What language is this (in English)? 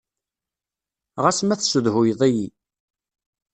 Kabyle